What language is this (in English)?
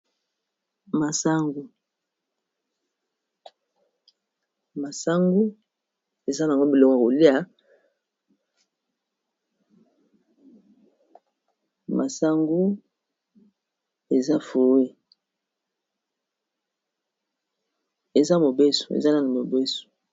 Lingala